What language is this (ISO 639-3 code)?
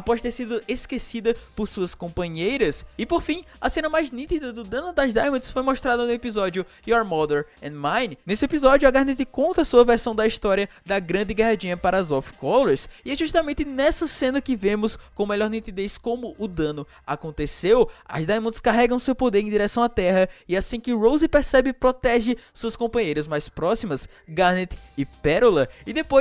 por